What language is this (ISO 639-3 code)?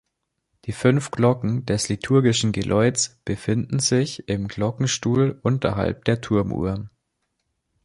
deu